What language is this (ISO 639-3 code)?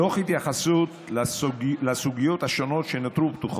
heb